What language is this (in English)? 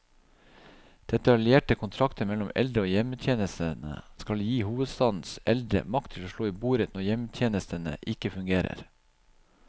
Norwegian